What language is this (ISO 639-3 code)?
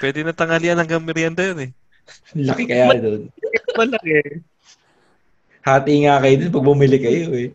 fil